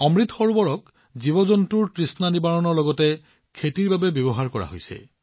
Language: Assamese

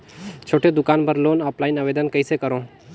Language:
Chhattisgarhi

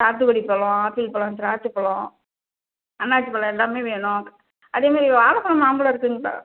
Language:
Tamil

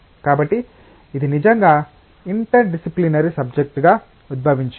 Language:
Telugu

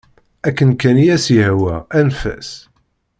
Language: Kabyle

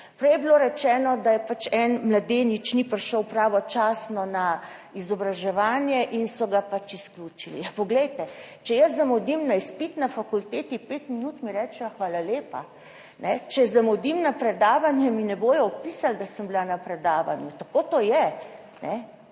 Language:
Slovenian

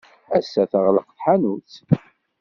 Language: Kabyle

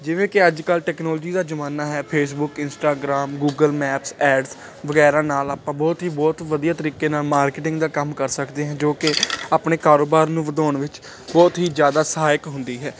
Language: Punjabi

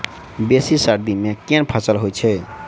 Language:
Maithili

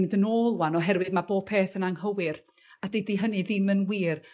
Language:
Welsh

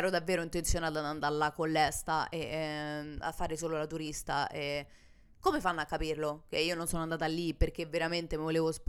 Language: Italian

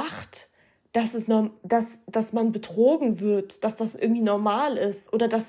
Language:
German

